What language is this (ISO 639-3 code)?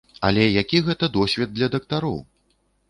bel